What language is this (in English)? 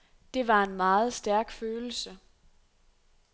Danish